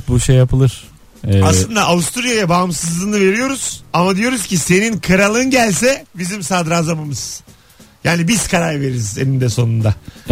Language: Turkish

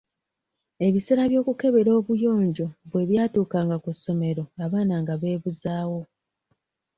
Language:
Ganda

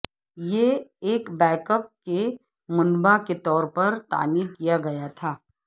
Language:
Urdu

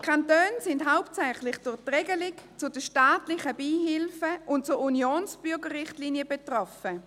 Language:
Swiss German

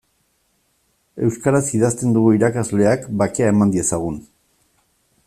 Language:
Basque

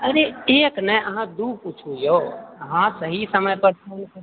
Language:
Maithili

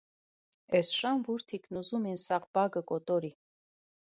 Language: Armenian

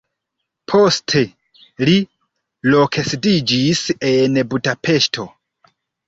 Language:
Esperanto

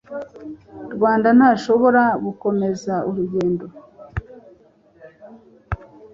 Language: Kinyarwanda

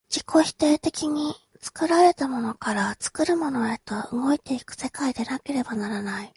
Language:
Japanese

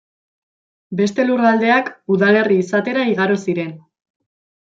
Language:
Basque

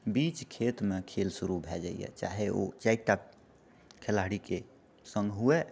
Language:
Maithili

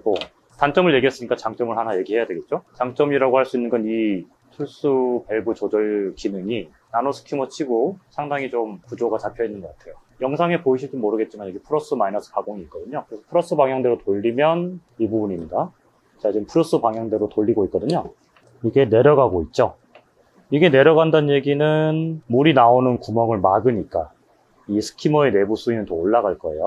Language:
Korean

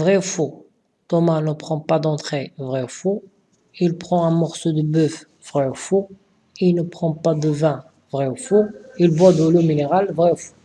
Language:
French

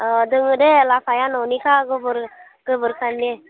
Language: Bodo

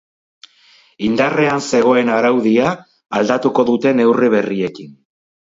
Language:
Basque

